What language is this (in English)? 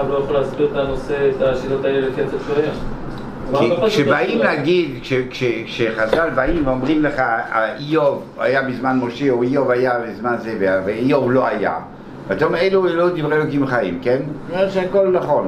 Hebrew